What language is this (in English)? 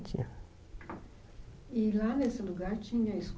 Portuguese